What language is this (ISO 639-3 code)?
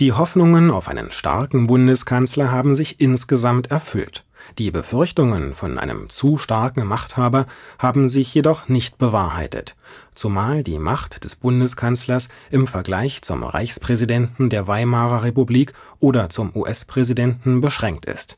deu